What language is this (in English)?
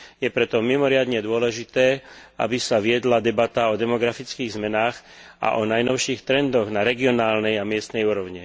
Slovak